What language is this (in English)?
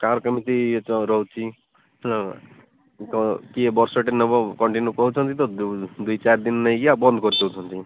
Odia